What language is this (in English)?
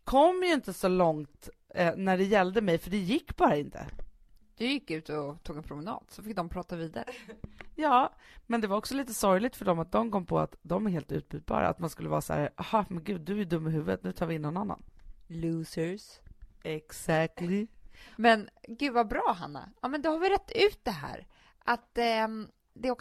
Swedish